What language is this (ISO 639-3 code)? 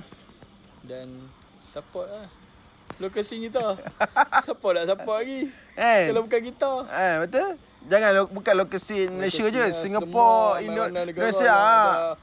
msa